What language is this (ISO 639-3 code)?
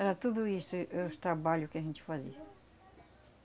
por